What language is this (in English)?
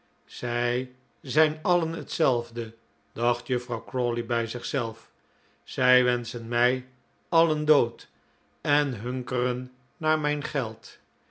Dutch